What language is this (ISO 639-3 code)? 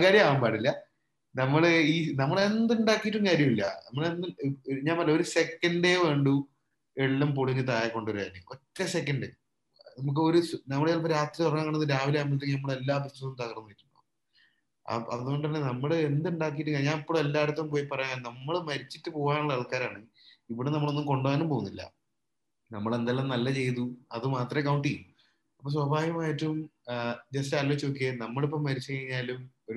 mal